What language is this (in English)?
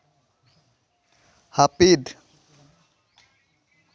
Santali